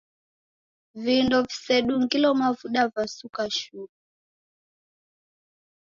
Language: Taita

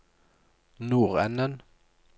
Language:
Norwegian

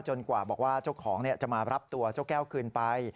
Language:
Thai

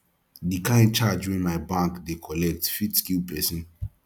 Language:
Nigerian Pidgin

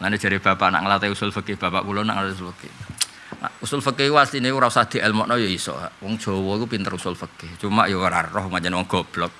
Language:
Indonesian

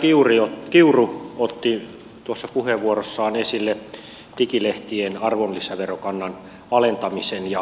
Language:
Finnish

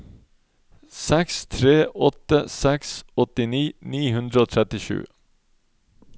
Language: Norwegian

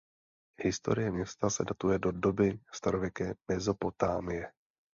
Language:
Czech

